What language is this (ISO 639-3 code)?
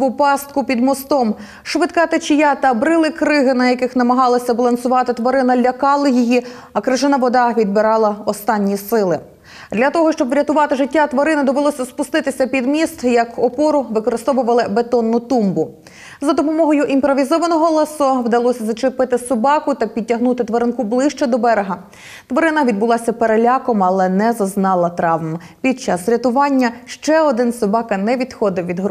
ukr